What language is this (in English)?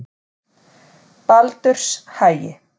Icelandic